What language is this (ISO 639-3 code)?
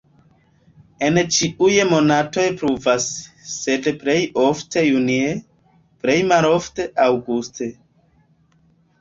epo